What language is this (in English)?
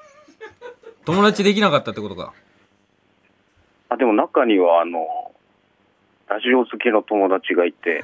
Japanese